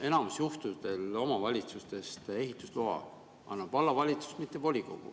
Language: Estonian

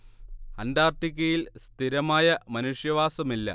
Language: Malayalam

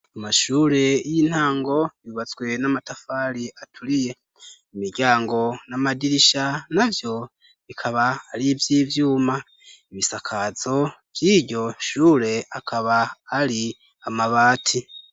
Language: Rundi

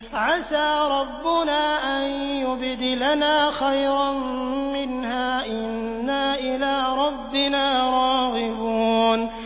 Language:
Arabic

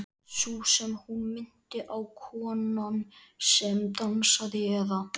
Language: Icelandic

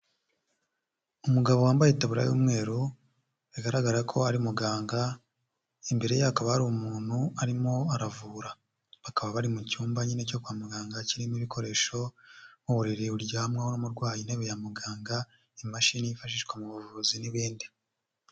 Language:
Kinyarwanda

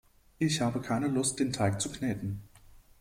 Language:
German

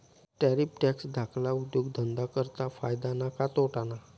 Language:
Marathi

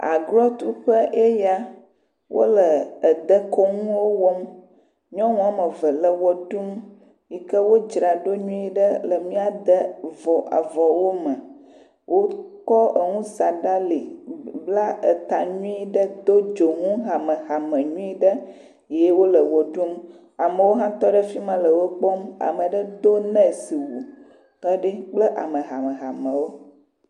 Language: Ewe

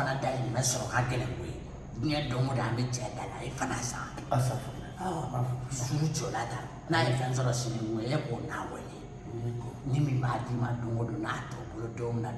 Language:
Indonesian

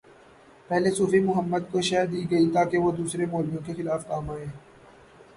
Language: Urdu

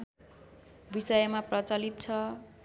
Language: Nepali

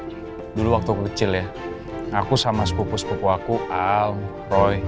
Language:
Indonesian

